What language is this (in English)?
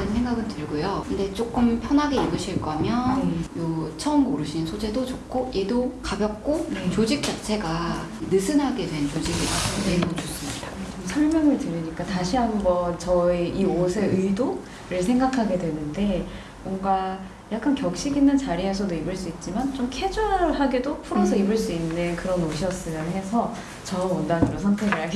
Korean